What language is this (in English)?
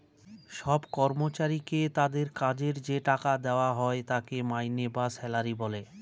Bangla